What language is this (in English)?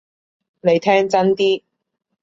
Cantonese